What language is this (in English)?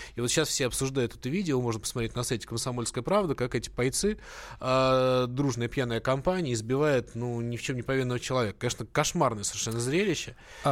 Russian